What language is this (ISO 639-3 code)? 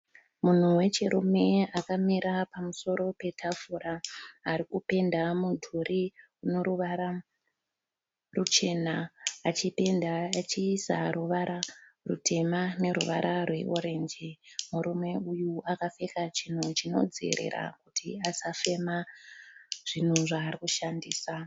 sna